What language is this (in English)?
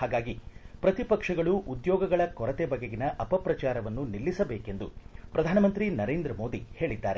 Kannada